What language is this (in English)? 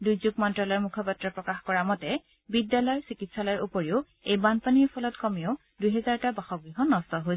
Assamese